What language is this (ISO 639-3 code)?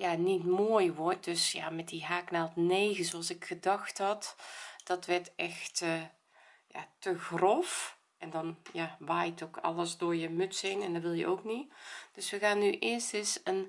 nld